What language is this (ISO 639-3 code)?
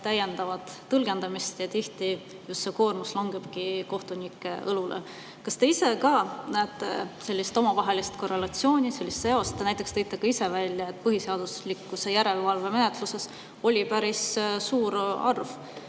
est